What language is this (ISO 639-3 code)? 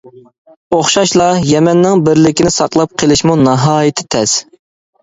uig